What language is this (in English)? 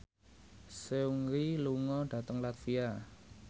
Javanese